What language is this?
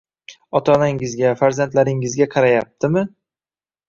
Uzbek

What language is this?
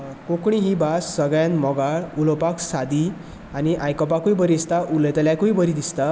Konkani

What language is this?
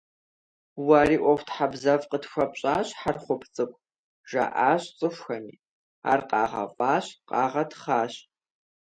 Kabardian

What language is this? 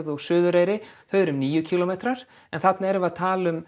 Icelandic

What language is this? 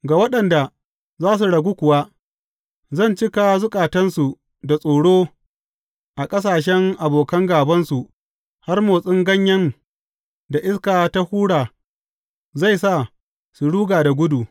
Hausa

